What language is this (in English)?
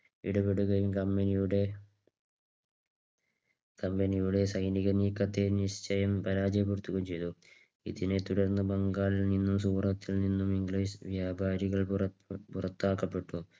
Malayalam